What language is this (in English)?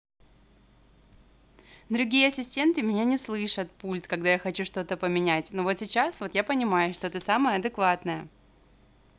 Russian